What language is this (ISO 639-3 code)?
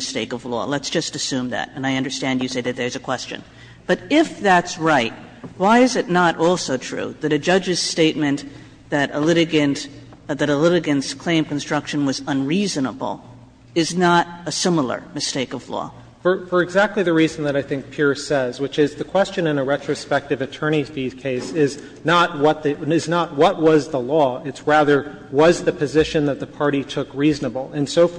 eng